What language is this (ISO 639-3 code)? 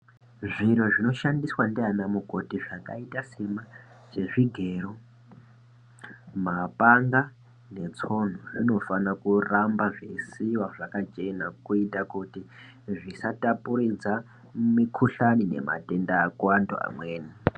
ndc